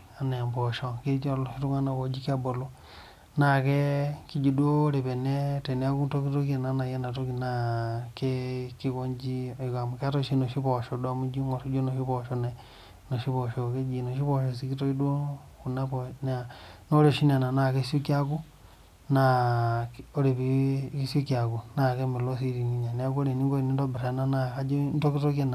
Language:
Masai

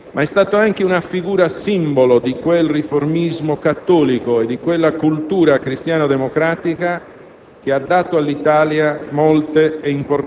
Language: Italian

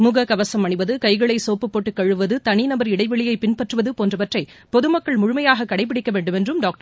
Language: Tamil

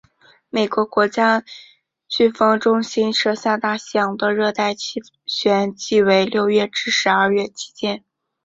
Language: Chinese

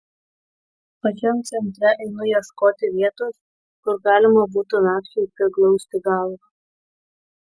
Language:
Lithuanian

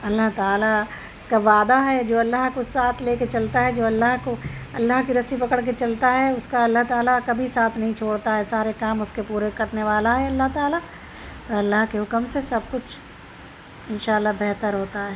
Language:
Urdu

